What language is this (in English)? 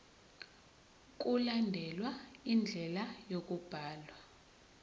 Zulu